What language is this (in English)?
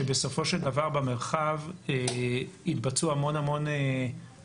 Hebrew